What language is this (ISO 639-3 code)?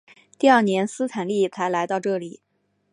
zho